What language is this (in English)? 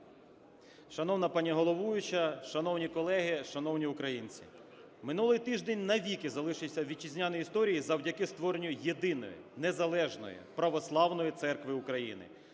Ukrainian